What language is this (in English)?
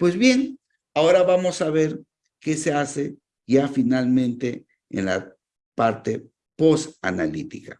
Spanish